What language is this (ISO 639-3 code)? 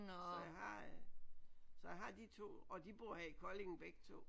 dan